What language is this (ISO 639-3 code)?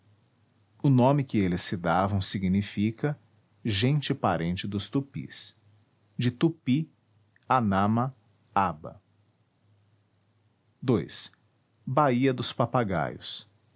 por